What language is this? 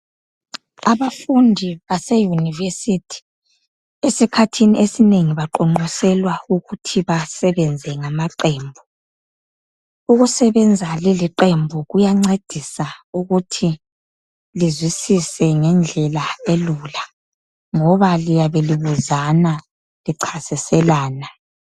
North Ndebele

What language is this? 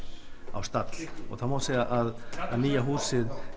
Icelandic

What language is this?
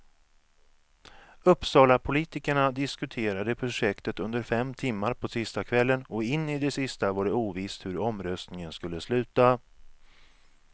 Swedish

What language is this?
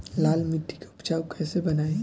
Bhojpuri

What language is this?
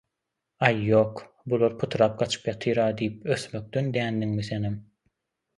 Turkmen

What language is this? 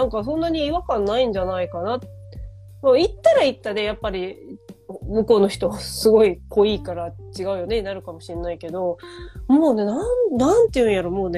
Japanese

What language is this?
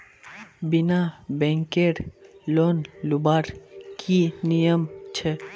Magahi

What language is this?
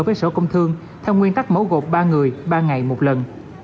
Vietnamese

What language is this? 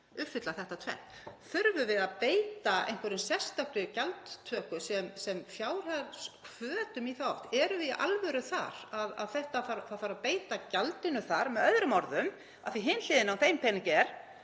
Icelandic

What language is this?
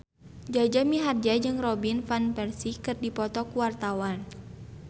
Sundanese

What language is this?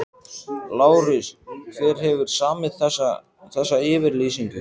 Icelandic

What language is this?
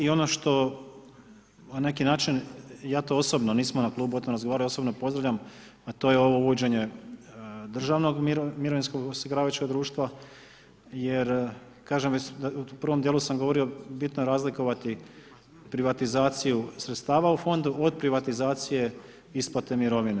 Croatian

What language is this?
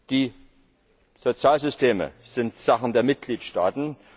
German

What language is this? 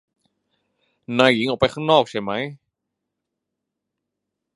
Thai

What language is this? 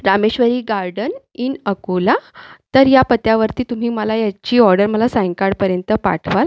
Marathi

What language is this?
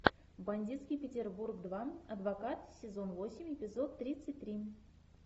Russian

